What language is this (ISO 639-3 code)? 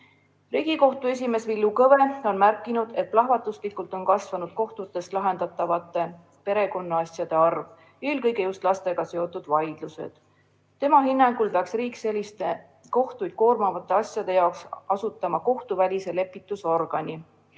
est